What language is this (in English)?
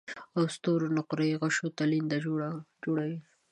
Pashto